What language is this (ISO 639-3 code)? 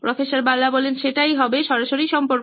ben